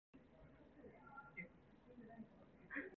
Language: Korean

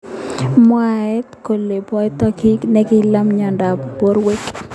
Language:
Kalenjin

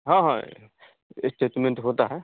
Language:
Hindi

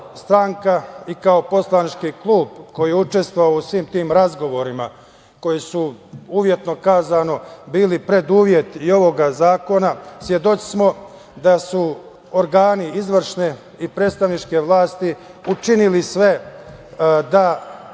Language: Serbian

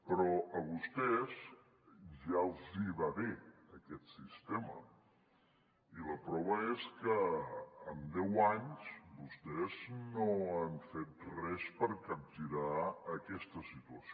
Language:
Catalan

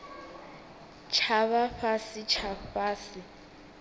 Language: Venda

